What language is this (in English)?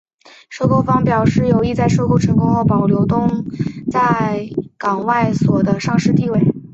Chinese